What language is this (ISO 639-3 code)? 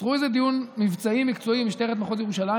heb